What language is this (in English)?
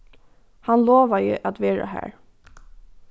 Faroese